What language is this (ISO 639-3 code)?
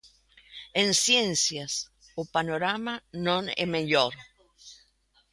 glg